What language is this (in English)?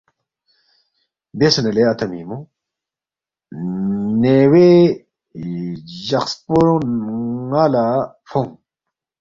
Balti